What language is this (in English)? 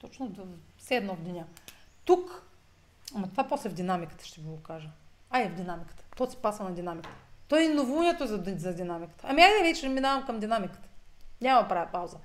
Bulgarian